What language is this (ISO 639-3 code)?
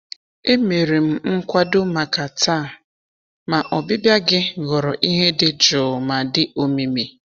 ibo